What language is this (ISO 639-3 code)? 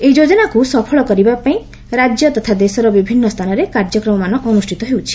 ori